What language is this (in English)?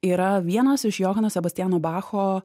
Lithuanian